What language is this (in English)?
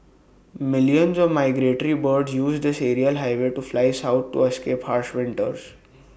English